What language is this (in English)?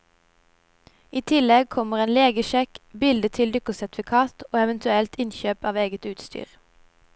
Norwegian